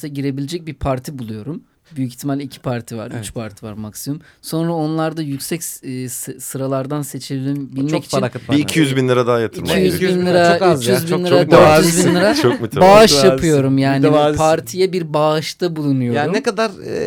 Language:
Turkish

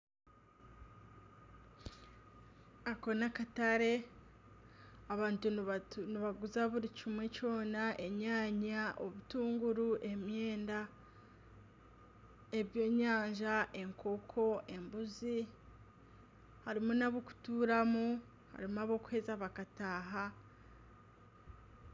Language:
Nyankole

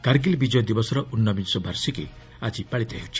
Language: Odia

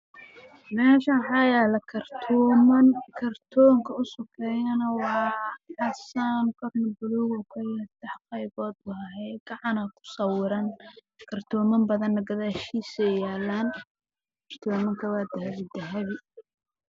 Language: Somali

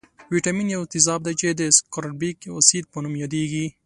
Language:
Pashto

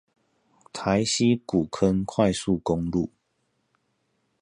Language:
Chinese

